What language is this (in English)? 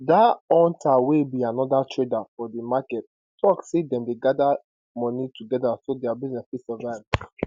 Nigerian Pidgin